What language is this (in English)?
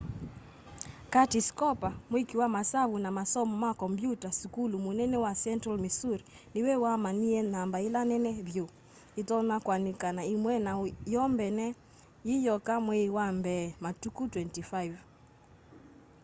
Kamba